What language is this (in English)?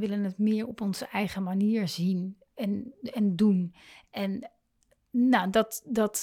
Dutch